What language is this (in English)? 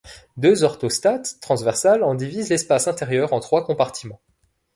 French